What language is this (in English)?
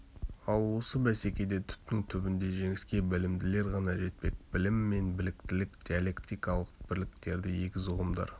Kazakh